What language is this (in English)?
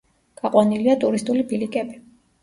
Georgian